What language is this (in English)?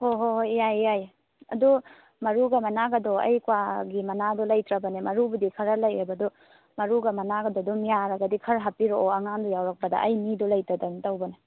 Manipuri